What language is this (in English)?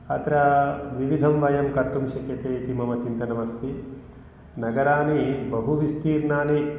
Sanskrit